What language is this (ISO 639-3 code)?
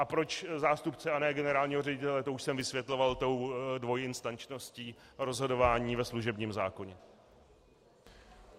ces